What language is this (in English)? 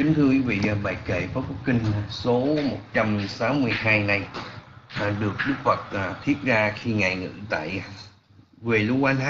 Vietnamese